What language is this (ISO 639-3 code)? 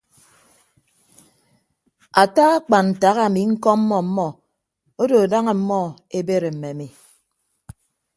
ibb